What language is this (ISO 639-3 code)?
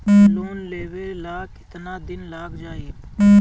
bho